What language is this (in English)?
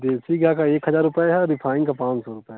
Hindi